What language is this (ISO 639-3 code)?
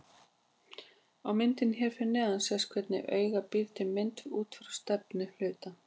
isl